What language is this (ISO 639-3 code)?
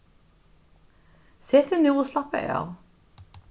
fao